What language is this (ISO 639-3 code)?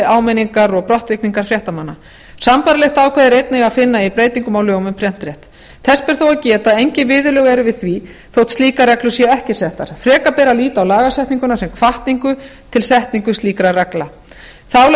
isl